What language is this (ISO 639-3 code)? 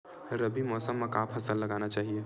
hne